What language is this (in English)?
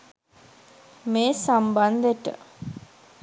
Sinhala